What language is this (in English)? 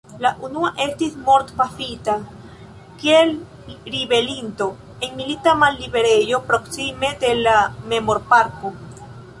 Esperanto